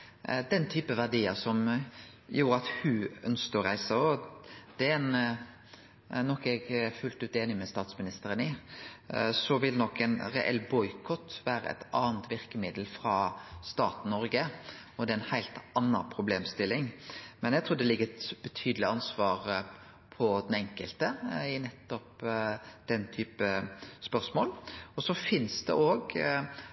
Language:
Norwegian Nynorsk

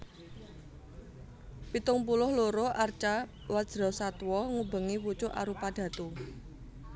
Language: Javanese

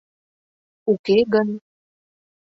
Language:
Mari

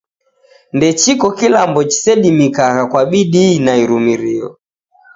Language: Taita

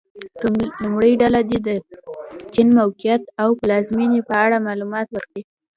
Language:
Pashto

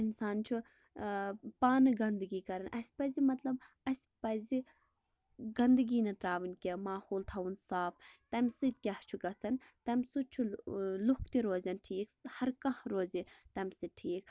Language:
Kashmiri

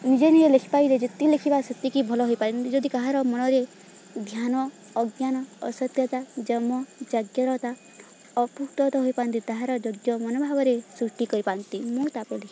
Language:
Odia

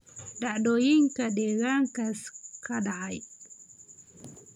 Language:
Somali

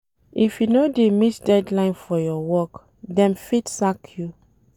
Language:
Nigerian Pidgin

